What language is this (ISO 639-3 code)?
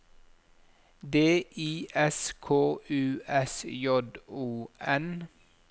nor